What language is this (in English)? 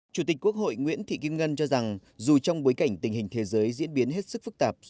Vietnamese